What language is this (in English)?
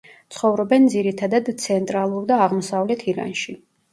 Georgian